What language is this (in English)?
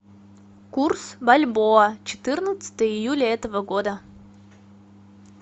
Russian